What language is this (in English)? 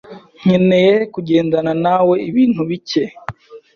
Kinyarwanda